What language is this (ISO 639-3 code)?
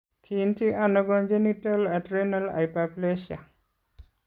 kln